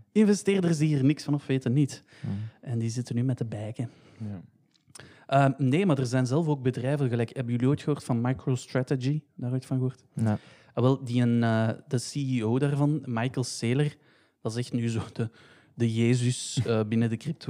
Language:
Dutch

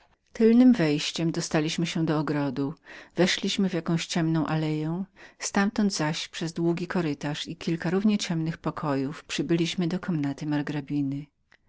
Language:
Polish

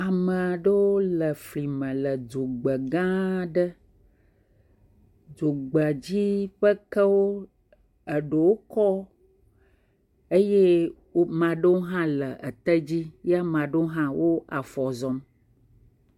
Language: Ewe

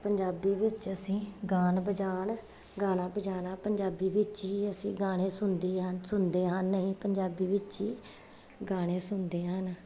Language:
Punjabi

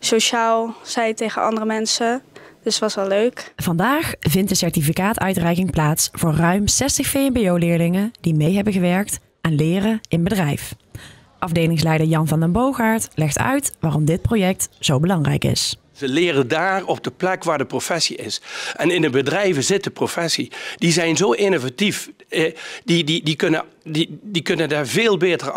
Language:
Dutch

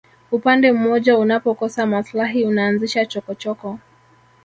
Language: Swahili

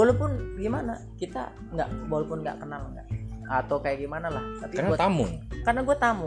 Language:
Indonesian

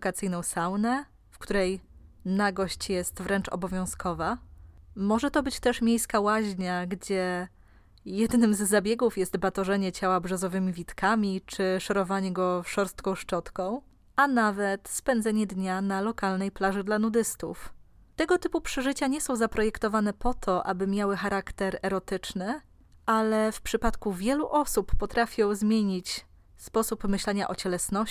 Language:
Polish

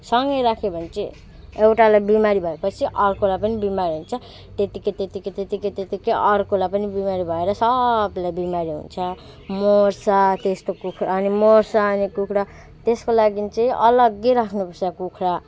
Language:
Nepali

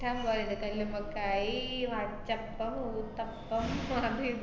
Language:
Malayalam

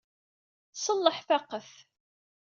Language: Kabyle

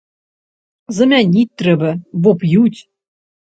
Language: Belarusian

